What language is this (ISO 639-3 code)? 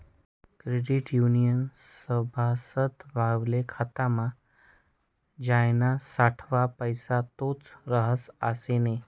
mar